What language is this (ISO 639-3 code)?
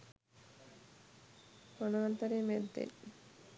sin